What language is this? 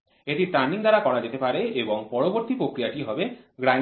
Bangla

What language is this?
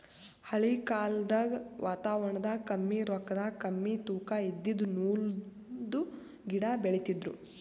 Kannada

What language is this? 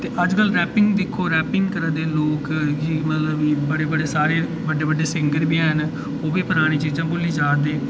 Dogri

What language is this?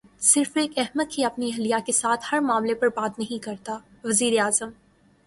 Urdu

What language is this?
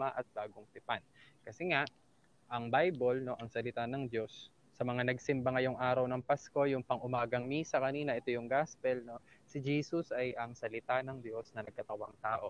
Filipino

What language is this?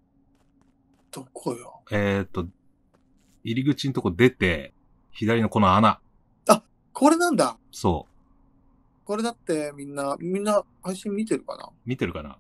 Japanese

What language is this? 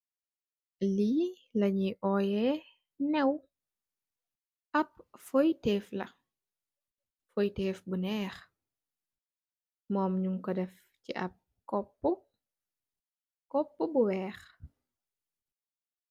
Wolof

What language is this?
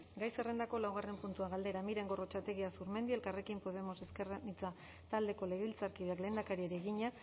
Basque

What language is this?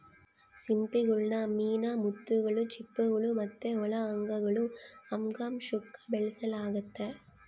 Kannada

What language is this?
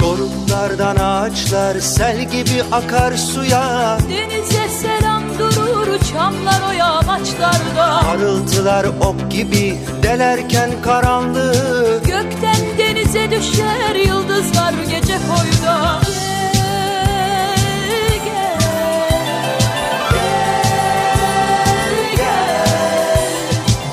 Turkish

